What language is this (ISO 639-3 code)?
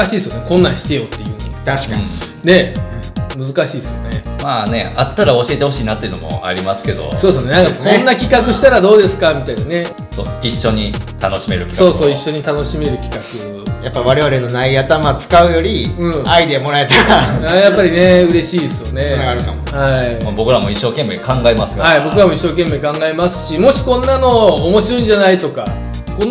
jpn